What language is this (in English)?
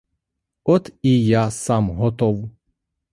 Ukrainian